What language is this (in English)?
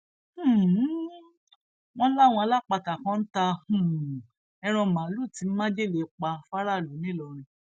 Yoruba